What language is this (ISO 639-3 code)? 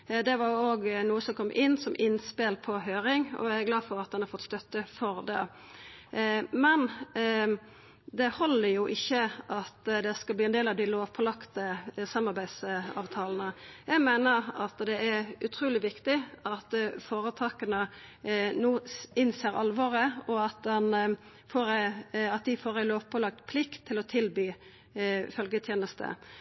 nno